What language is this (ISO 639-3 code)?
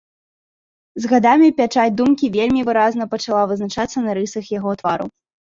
bel